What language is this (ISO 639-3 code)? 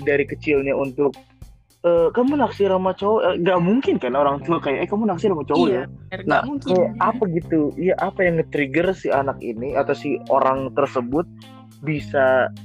ind